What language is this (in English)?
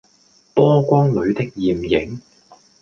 Cantonese